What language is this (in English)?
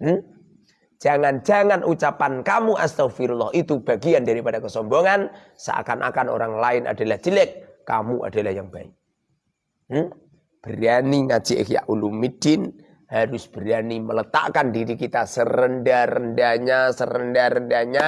Indonesian